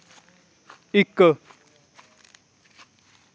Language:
Dogri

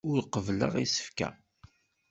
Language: Kabyle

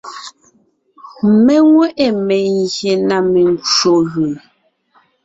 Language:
Ngiemboon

